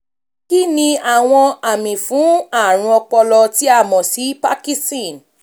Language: Yoruba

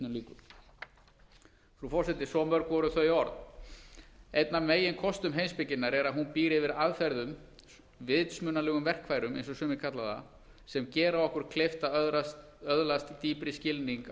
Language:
Icelandic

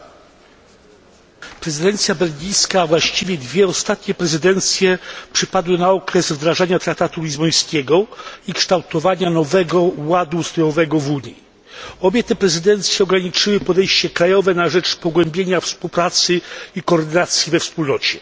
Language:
Polish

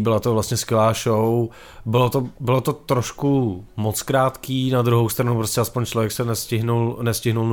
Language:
Czech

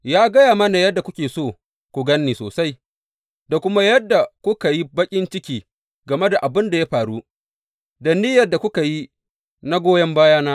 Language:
Hausa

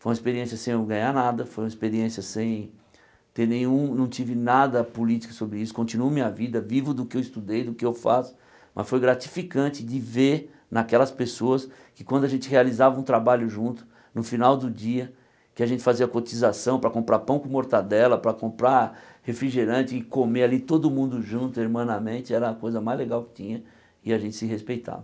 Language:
Portuguese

